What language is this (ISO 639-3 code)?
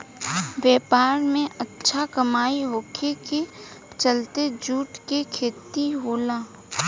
bho